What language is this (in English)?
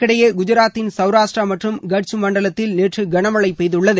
Tamil